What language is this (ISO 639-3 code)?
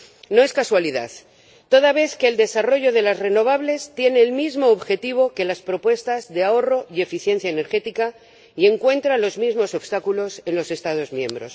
spa